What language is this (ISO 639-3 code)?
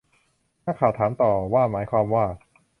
tha